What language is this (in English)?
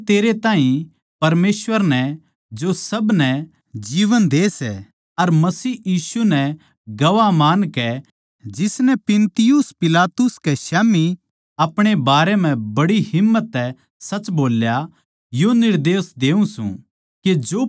Haryanvi